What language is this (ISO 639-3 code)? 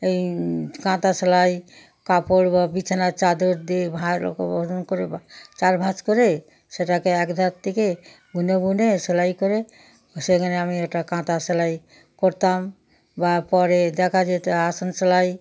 ben